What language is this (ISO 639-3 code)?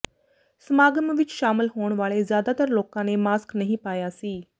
pan